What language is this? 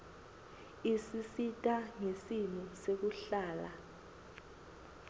Swati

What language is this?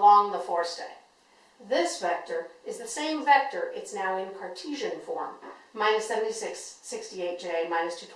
English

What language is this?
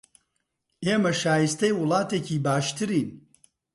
Central Kurdish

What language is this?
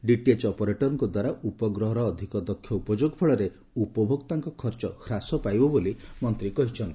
Odia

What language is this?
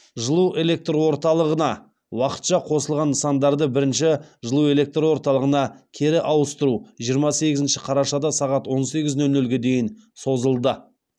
Kazakh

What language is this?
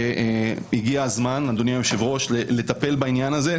Hebrew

